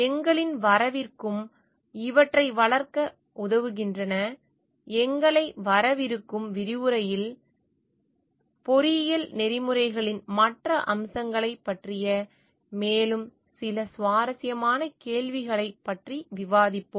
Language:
Tamil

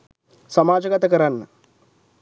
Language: Sinhala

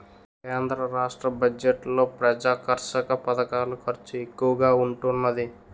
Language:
Telugu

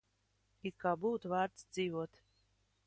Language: Latvian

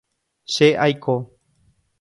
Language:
Guarani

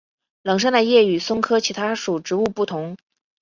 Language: Chinese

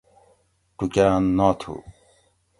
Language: Gawri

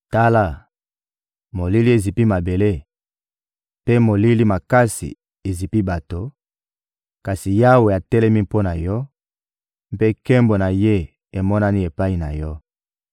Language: Lingala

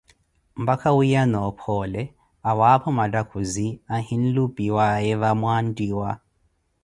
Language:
Koti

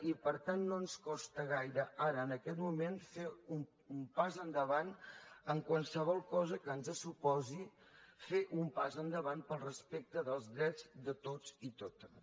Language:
Catalan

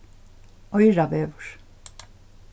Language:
Faroese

